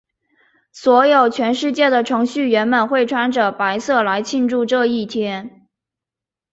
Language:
Chinese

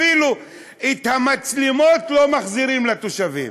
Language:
Hebrew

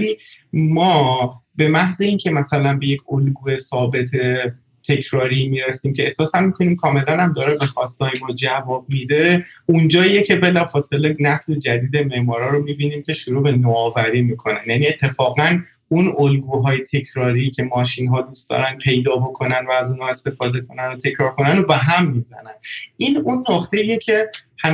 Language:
Persian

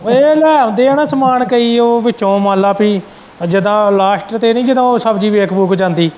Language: Punjabi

